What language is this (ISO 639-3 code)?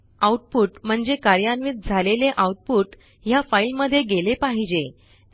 mar